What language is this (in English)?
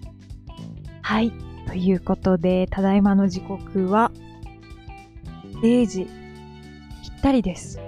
Japanese